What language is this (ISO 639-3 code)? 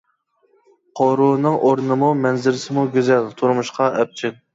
uig